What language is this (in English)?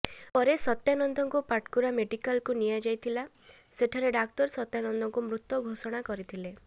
Odia